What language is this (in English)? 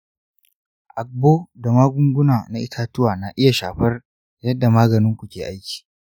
Hausa